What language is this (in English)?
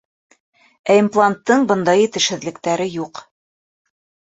Bashkir